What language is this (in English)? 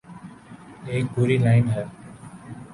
Urdu